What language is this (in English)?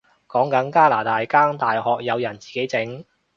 Cantonese